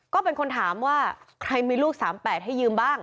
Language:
Thai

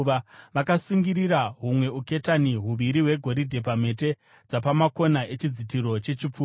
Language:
Shona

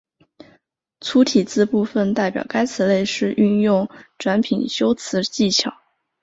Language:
Chinese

